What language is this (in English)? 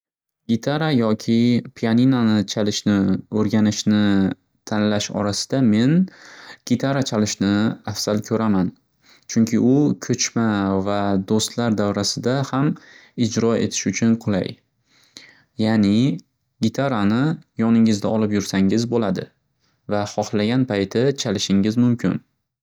Uzbek